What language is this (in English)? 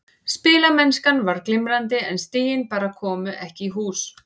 Icelandic